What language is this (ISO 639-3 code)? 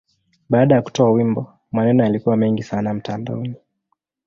swa